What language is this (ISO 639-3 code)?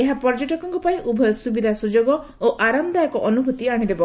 ori